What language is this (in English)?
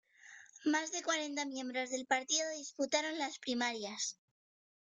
Spanish